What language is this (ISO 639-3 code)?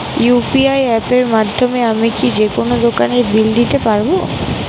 ben